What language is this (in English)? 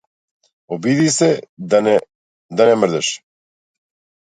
Macedonian